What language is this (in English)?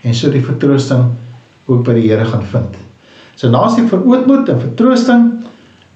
Dutch